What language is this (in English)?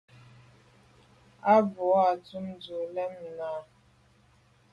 Medumba